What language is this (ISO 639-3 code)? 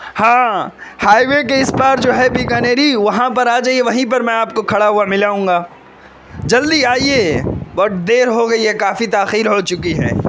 urd